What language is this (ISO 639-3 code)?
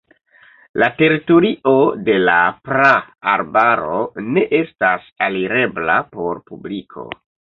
epo